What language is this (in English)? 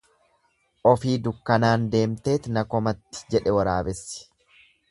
Oromo